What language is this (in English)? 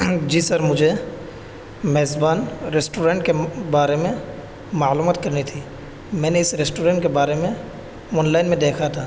Urdu